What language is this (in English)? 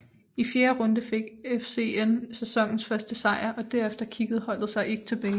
Danish